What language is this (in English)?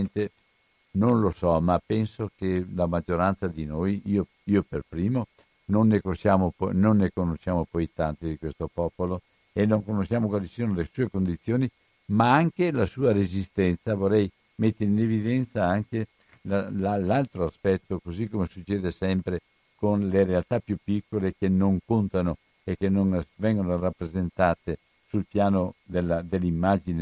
Italian